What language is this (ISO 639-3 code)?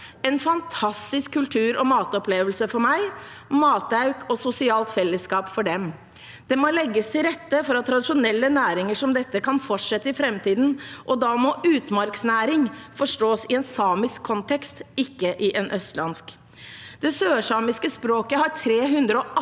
nor